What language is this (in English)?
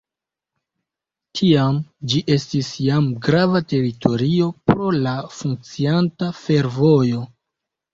Esperanto